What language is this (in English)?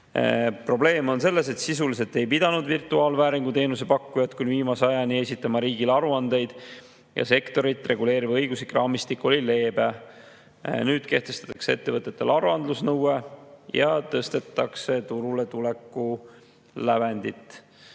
Estonian